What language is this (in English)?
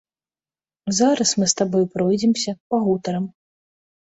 Belarusian